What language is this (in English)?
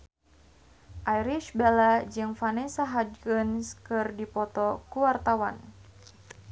Sundanese